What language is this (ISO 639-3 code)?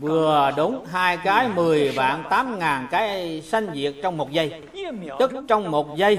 vie